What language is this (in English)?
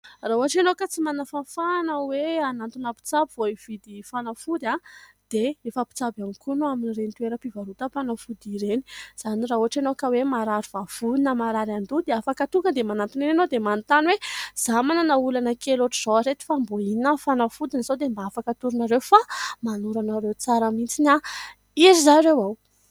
Malagasy